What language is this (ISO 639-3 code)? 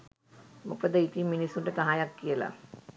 sin